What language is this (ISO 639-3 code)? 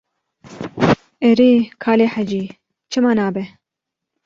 kur